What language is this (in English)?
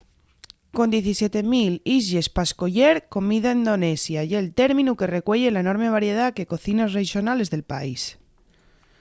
Asturian